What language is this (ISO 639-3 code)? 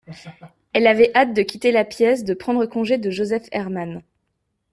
fra